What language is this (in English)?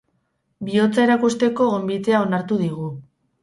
Basque